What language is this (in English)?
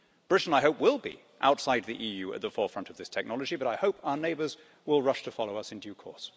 English